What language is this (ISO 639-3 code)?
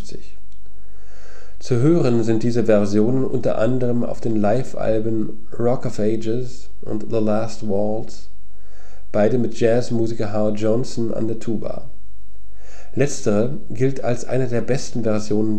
deu